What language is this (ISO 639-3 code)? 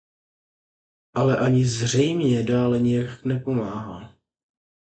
ces